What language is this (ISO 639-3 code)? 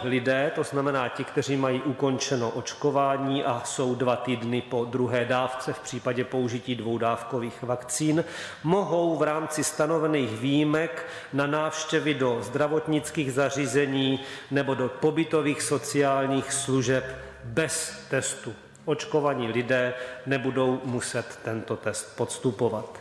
ces